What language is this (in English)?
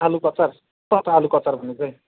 Nepali